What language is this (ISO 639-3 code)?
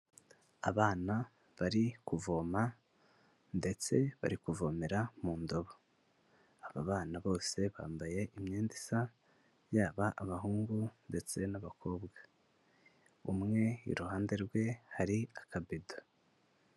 kin